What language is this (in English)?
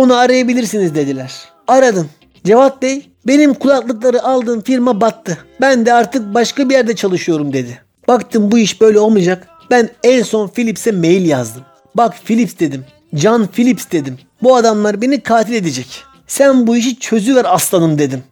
Turkish